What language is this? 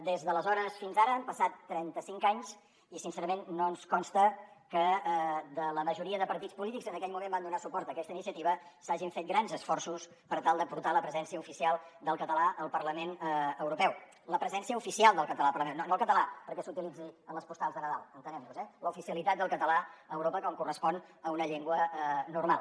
Catalan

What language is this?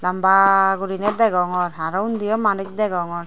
Chakma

